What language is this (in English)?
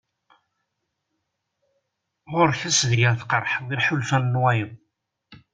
Kabyle